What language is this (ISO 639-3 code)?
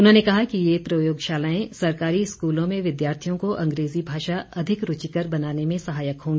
hin